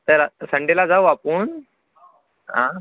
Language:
Marathi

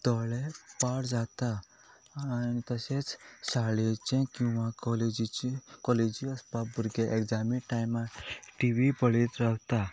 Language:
Konkani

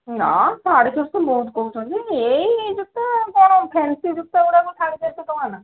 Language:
Odia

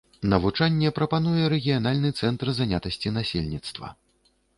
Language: Belarusian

